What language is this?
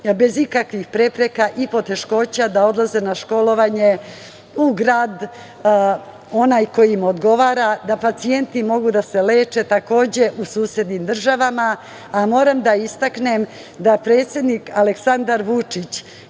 Serbian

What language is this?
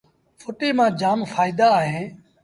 Sindhi Bhil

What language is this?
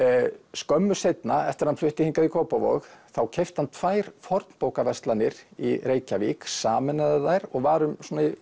Icelandic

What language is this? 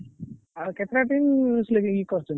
Odia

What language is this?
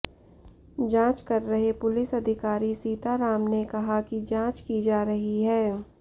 Hindi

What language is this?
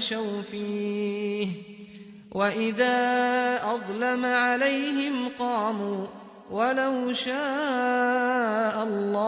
Arabic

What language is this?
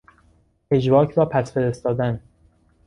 Persian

